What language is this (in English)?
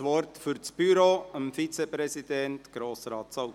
Swiss German